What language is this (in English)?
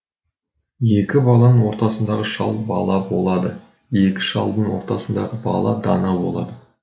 Kazakh